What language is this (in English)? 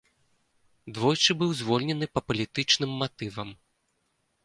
Belarusian